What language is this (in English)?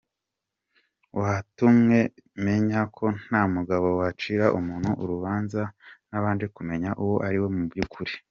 Kinyarwanda